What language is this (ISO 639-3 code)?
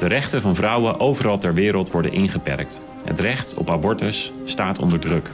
nld